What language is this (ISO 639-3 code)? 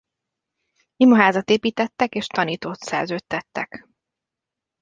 hun